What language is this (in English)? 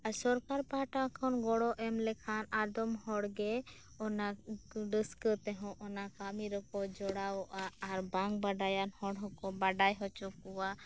Santali